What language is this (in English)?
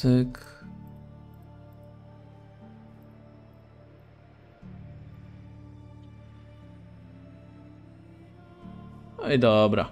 Polish